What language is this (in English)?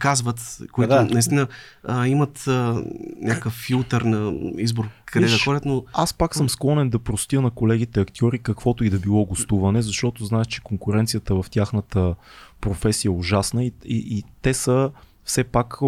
Bulgarian